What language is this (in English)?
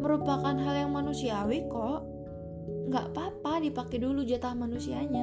Indonesian